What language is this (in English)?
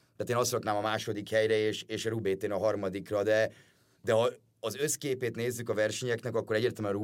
Hungarian